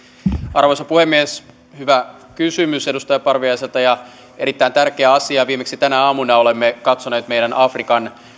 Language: Finnish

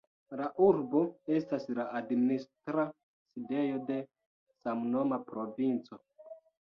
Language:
Esperanto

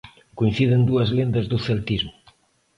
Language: Galician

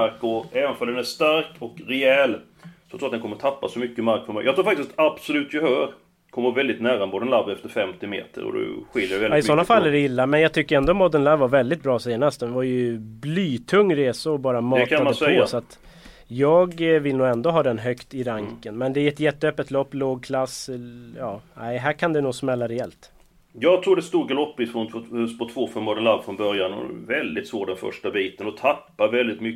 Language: Swedish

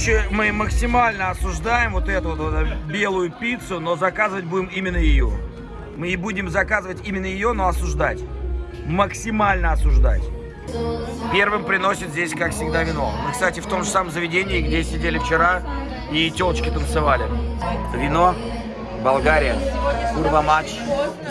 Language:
Russian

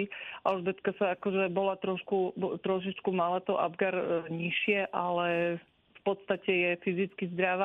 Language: Slovak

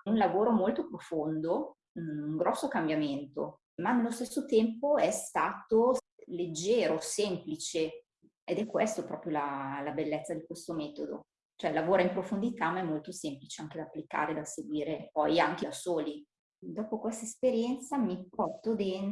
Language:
Italian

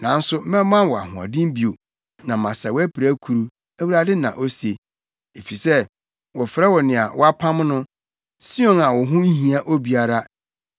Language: Akan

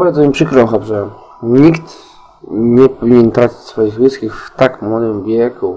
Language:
Polish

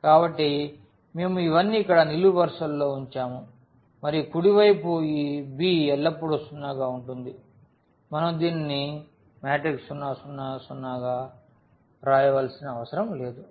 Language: Telugu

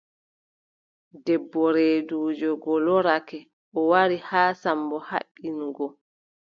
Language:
Adamawa Fulfulde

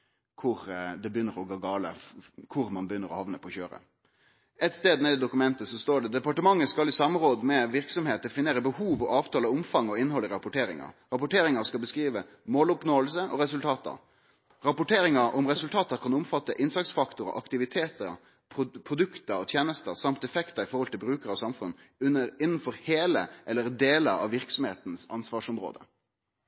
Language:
Norwegian Nynorsk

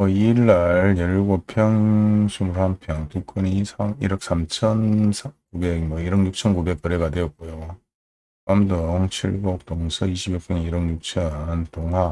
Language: Korean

